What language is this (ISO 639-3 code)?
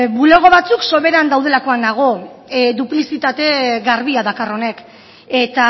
eus